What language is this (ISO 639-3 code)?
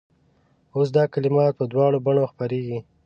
pus